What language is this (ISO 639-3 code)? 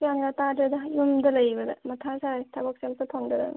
mni